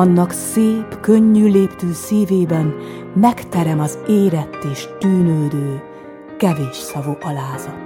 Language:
Hungarian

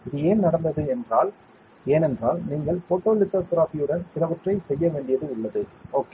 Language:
Tamil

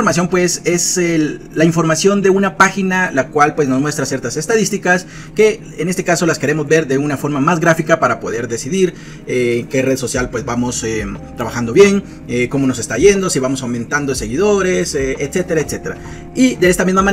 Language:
Spanish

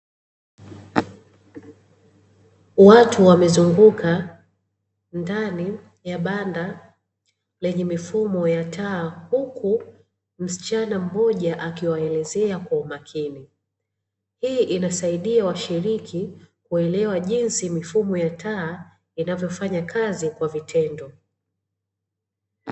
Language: Swahili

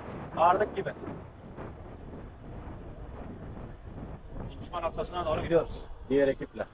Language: Turkish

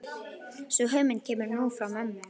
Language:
Icelandic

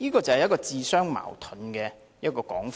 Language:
Cantonese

